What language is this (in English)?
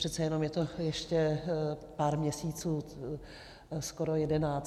Czech